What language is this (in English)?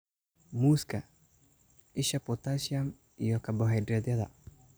Somali